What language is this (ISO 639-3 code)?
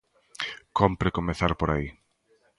glg